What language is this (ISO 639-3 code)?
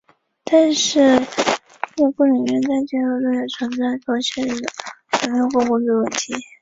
zho